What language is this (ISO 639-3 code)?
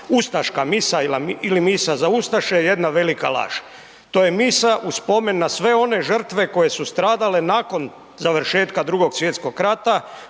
hrv